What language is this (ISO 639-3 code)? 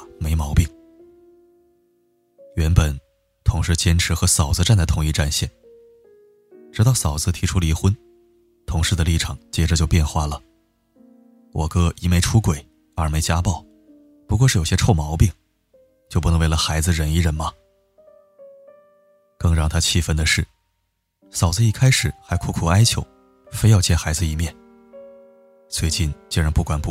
zho